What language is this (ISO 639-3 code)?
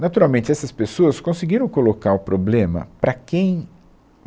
por